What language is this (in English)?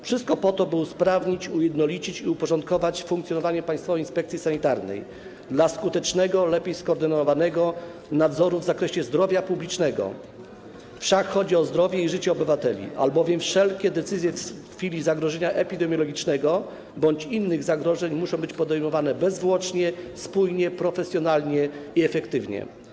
Polish